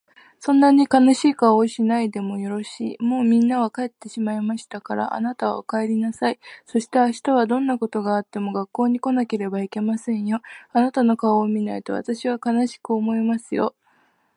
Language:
Japanese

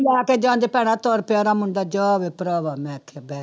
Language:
Punjabi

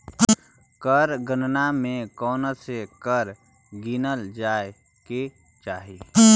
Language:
Magahi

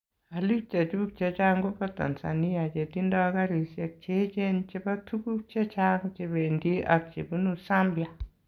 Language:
Kalenjin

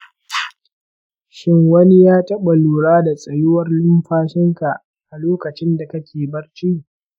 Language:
Hausa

